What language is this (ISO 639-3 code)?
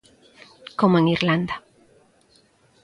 glg